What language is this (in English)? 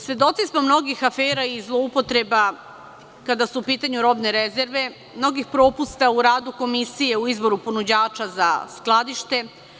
Serbian